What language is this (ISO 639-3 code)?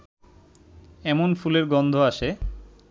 ben